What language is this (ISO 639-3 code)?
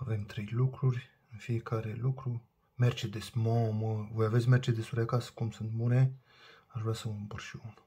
ron